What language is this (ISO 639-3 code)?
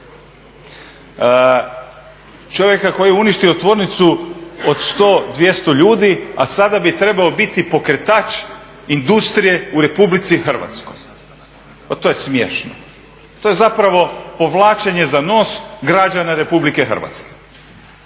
hrv